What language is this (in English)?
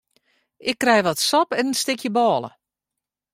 Western Frisian